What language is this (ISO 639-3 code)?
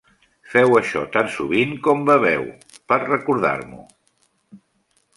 cat